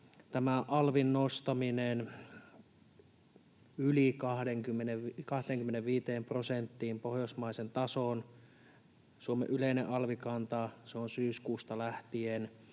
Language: Finnish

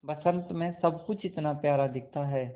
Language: Hindi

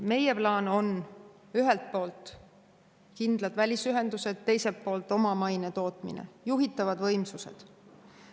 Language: Estonian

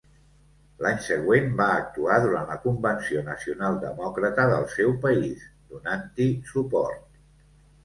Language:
Catalan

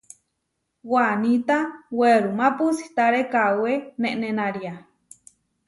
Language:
Huarijio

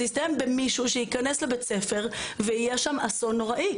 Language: Hebrew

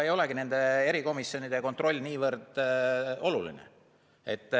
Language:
Estonian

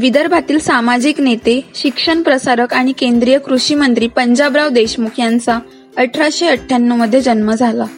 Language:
Marathi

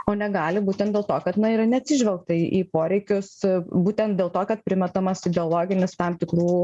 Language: Lithuanian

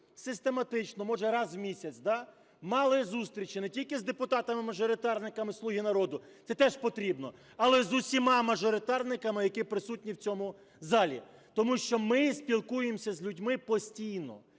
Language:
Ukrainian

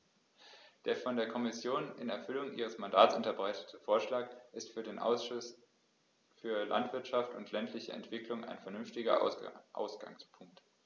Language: German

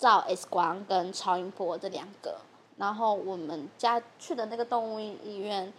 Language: Chinese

